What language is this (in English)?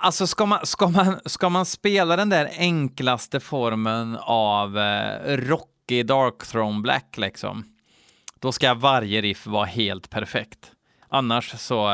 Swedish